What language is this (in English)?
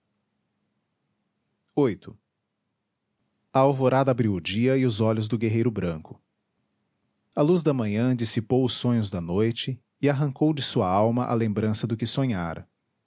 Portuguese